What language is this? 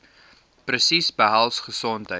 Afrikaans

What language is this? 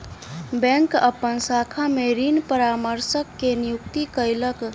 Maithili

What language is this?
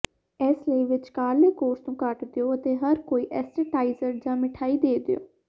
Punjabi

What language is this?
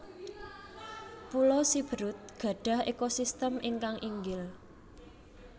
Javanese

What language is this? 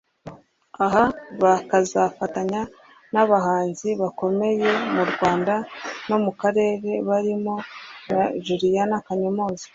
Kinyarwanda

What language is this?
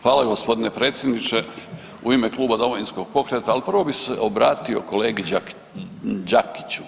Croatian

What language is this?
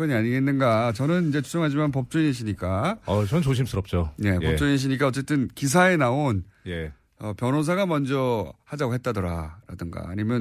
Korean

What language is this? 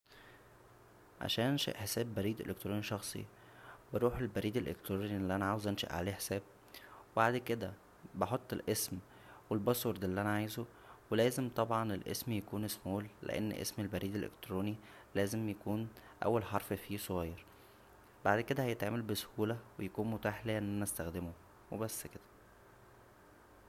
Egyptian Arabic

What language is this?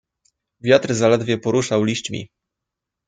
Polish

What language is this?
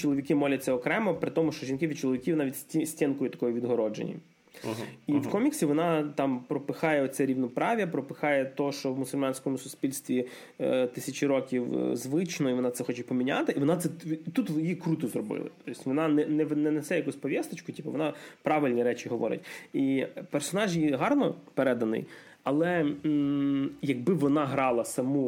Ukrainian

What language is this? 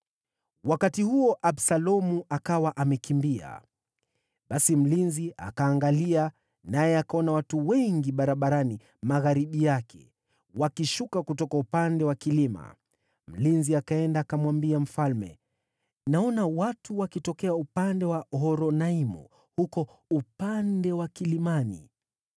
Swahili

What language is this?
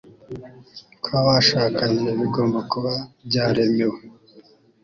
Kinyarwanda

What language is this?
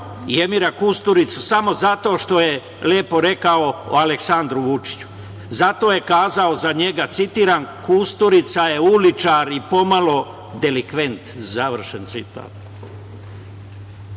Serbian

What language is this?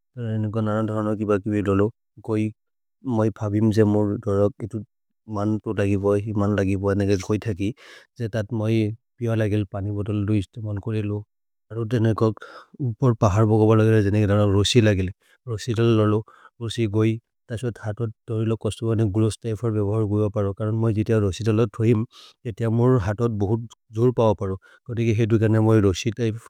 Maria (India)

